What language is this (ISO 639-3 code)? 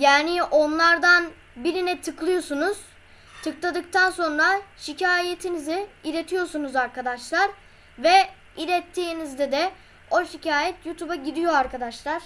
tur